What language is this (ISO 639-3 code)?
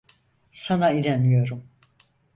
tur